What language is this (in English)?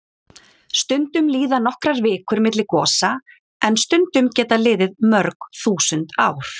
Icelandic